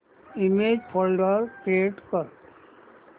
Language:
Marathi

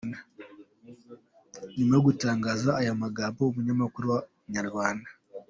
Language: Kinyarwanda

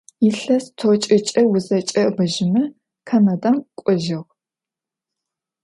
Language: Adyghe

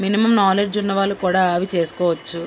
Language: Telugu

